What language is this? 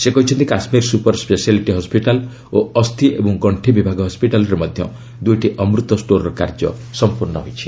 Odia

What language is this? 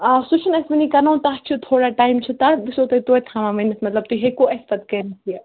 Kashmiri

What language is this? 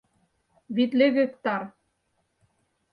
Mari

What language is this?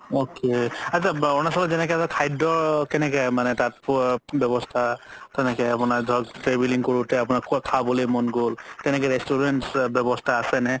Assamese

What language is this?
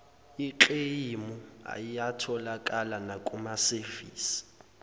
Zulu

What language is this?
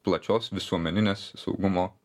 Lithuanian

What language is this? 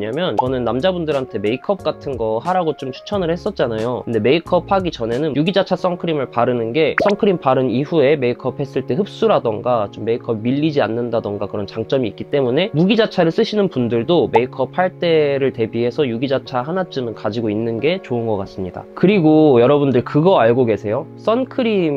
Korean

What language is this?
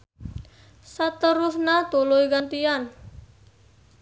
Sundanese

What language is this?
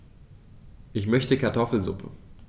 German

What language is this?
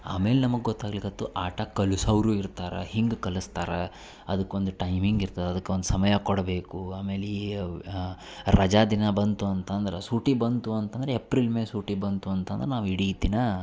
Kannada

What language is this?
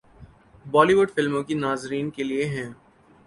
Urdu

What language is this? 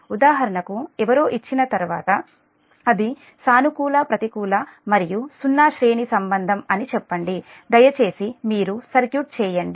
Telugu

